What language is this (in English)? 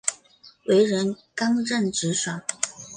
Chinese